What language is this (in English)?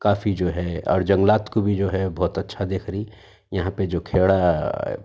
Urdu